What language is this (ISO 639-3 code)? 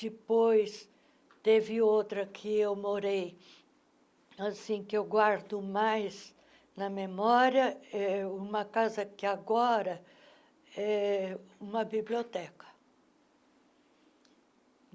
por